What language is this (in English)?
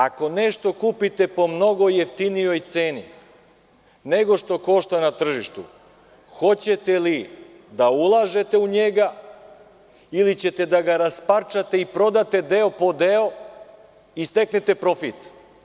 Serbian